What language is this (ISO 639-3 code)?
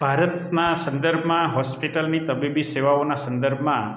guj